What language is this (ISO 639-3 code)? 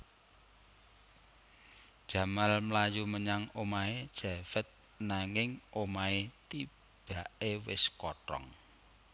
jav